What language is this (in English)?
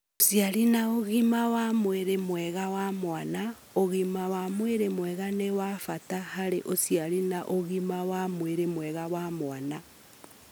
Kikuyu